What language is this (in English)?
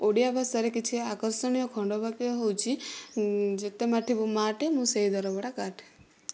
Odia